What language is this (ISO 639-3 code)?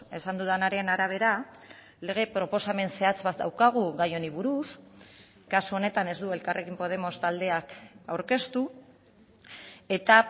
eus